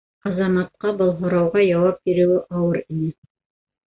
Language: Bashkir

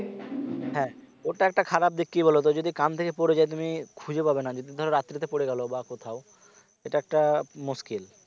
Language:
Bangla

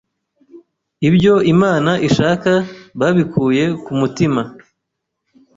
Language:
Kinyarwanda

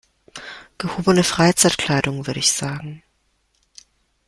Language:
German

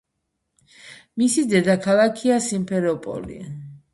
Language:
Georgian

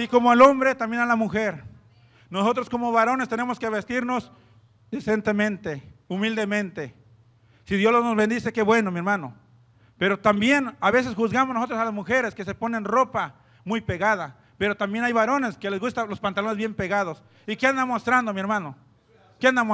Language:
Spanish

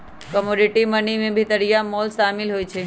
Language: Magahi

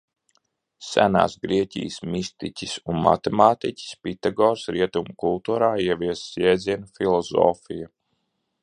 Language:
Latvian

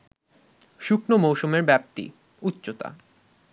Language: Bangla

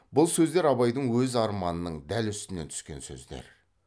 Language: Kazakh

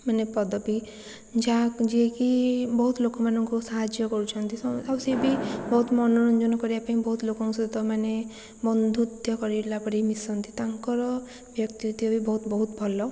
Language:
Odia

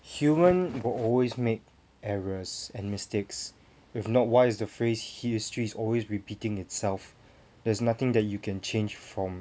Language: English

